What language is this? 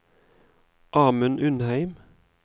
Norwegian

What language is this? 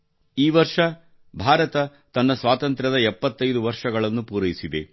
Kannada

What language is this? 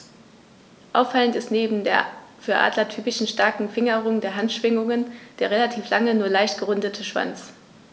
German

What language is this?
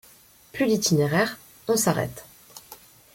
French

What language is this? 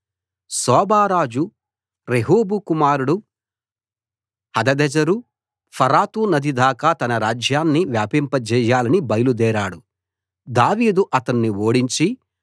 Telugu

